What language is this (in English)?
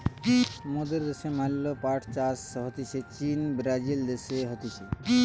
Bangla